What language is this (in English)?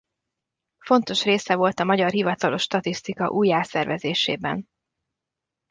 Hungarian